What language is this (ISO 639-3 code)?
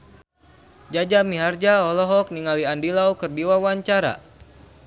sun